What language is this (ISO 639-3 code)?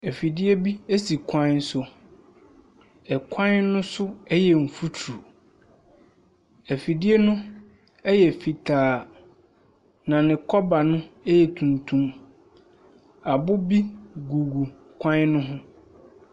aka